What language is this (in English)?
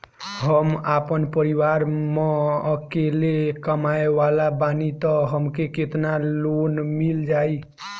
Bhojpuri